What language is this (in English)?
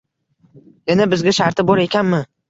Uzbek